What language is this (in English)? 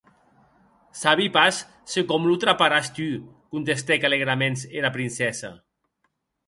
Occitan